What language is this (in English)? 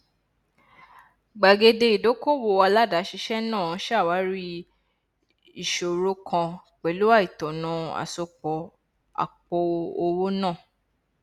Yoruba